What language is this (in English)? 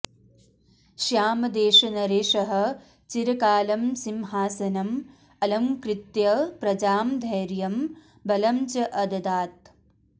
Sanskrit